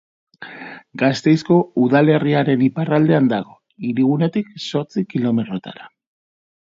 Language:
Basque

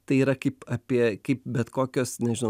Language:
Lithuanian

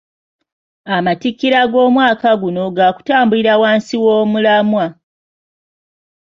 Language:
Ganda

